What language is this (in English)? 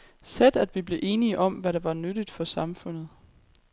Danish